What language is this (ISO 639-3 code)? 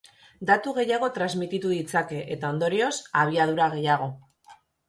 eus